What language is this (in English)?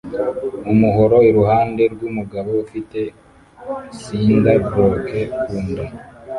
Kinyarwanda